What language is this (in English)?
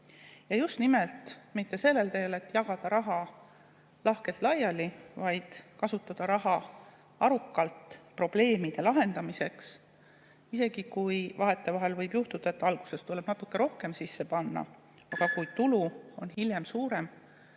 Estonian